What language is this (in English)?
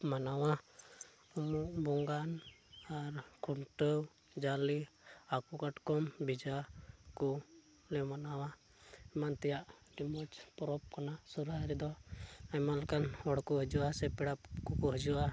Santali